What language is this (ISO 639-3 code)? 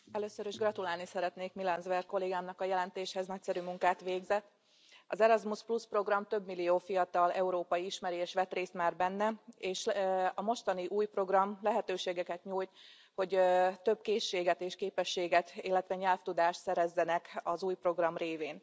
hun